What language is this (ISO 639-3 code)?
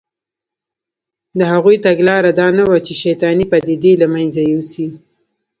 pus